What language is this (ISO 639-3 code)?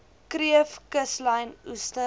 afr